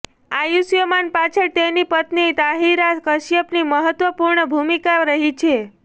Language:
Gujarati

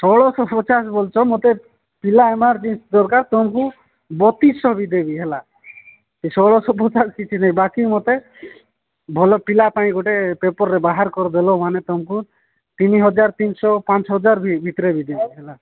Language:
Odia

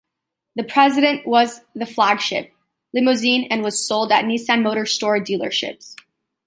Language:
English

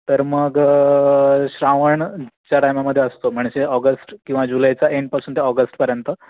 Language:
Marathi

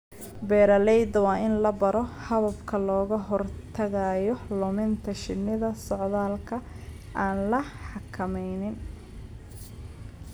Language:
Somali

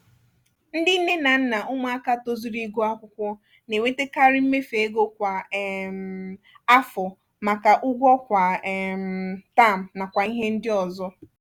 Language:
Igbo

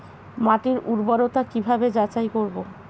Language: Bangla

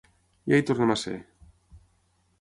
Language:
Catalan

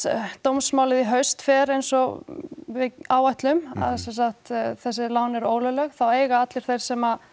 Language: Icelandic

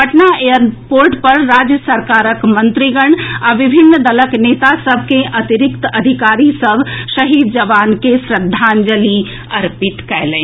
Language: Maithili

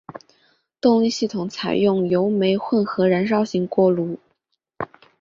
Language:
Chinese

